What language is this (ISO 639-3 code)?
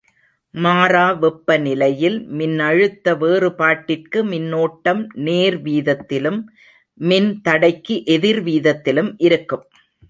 tam